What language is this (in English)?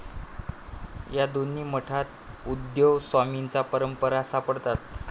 Marathi